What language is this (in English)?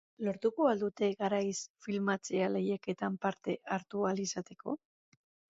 Basque